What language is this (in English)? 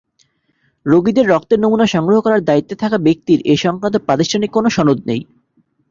Bangla